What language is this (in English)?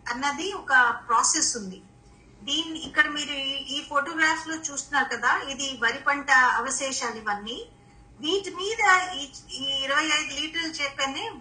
Telugu